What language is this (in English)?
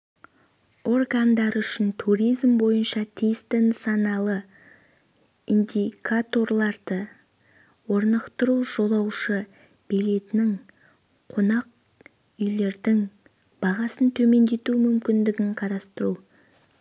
Kazakh